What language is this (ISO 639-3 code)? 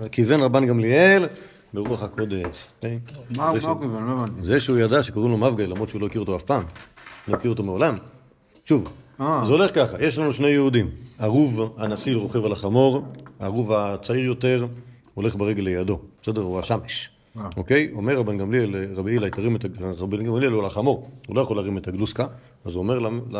heb